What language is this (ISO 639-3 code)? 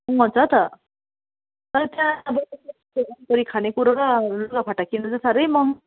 nep